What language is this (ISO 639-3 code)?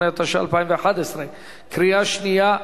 heb